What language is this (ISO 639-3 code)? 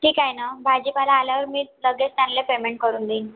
mar